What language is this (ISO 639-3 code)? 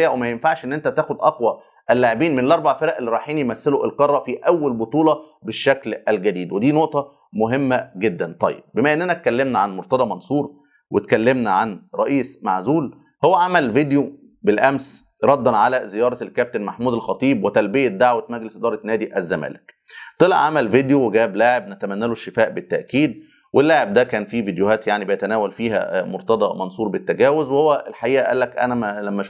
ara